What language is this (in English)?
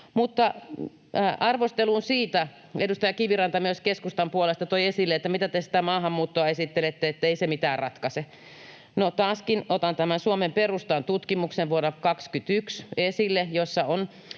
Finnish